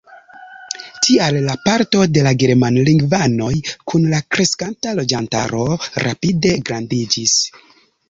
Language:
Esperanto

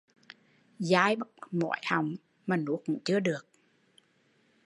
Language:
Vietnamese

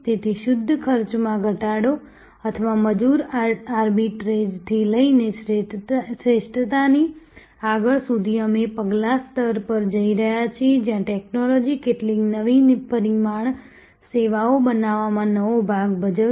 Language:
Gujarati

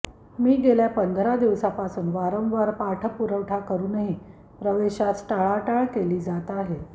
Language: Marathi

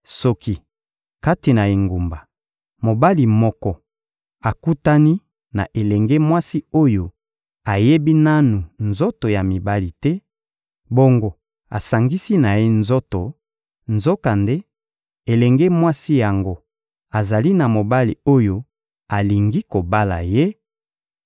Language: Lingala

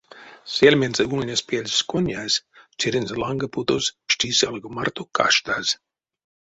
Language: Erzya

